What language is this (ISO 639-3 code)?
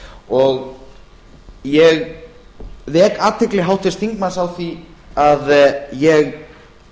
isl